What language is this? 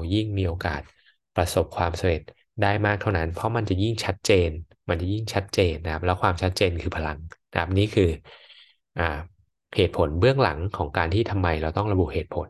Thai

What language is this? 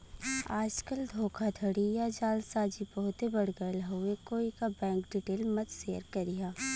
Bhojpuri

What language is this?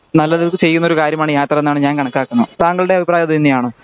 Malayalam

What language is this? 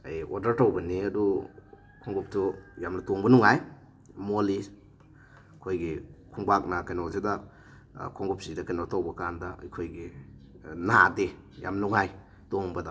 Manipuri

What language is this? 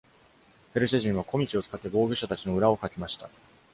Japanese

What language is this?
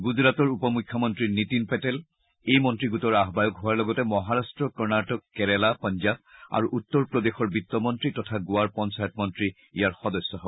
Assamese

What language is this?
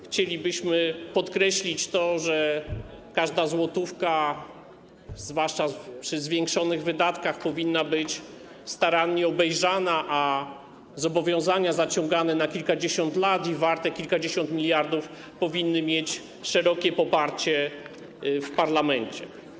Polish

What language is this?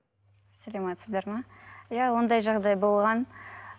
Kazakh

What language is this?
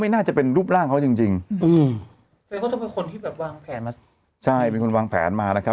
Thai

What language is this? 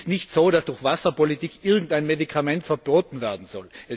German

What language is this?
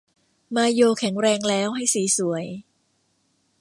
Thai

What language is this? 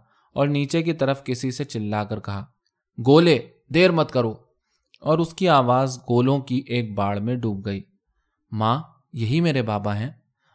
Urdu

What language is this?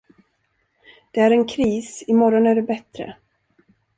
Swedish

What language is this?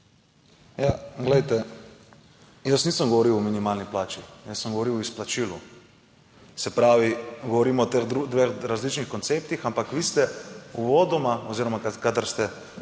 Slovenian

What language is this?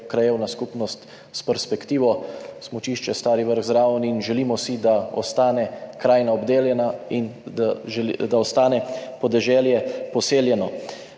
Slovenian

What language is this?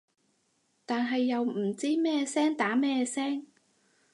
Cantonese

